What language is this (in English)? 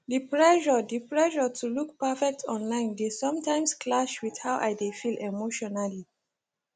Nigerian Pidgin